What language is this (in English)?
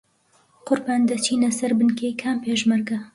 Central Kurdish